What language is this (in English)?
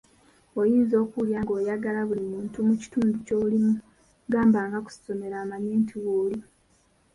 Ganda